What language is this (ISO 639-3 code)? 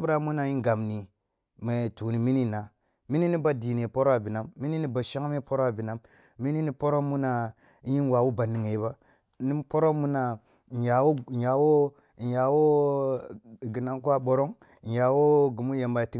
bbu